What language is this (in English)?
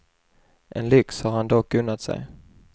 Swedish